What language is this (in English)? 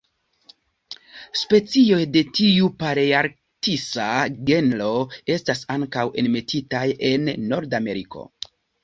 Esperanto